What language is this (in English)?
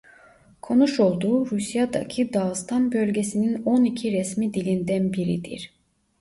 Turkish